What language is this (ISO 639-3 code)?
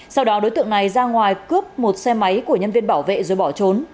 vie